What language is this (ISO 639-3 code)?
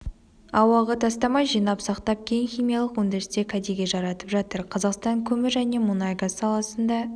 kaz